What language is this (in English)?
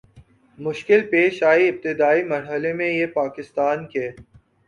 Urdu